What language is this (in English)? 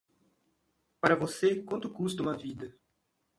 Portuguese